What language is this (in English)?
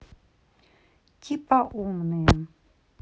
Russian